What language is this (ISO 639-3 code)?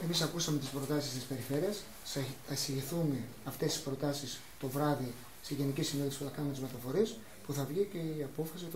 ell